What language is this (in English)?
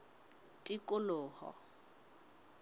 Southern Sotho